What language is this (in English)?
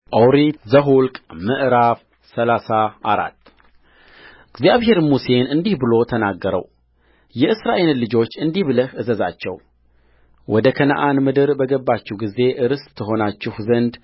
Amharic